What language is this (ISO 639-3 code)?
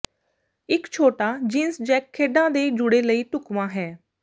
pan